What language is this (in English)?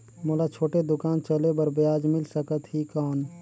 Chhattisgarhi